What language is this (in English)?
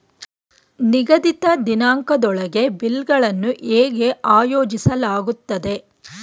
Kannada